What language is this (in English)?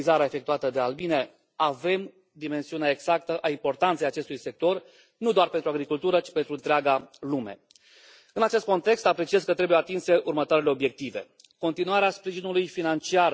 Romanian